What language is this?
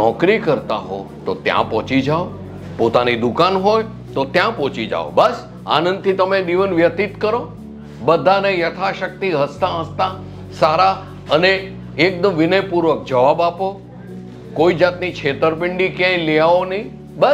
Hindi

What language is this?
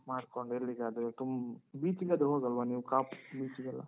Kannada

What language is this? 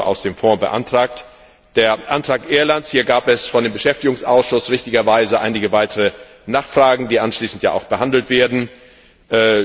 German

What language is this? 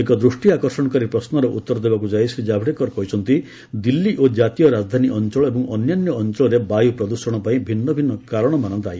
Odia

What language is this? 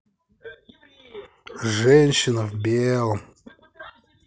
Russian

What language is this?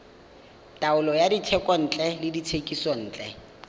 Tswana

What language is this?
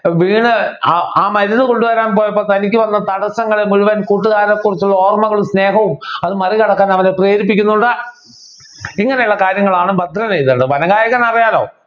Malayalam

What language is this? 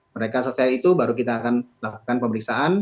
Indonesian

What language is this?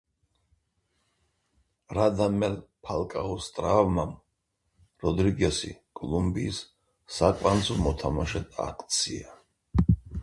Georgian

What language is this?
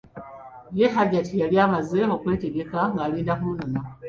Ganda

